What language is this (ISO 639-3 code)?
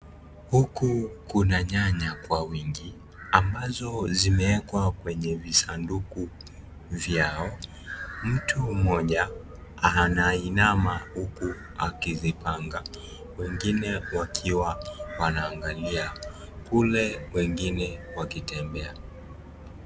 swa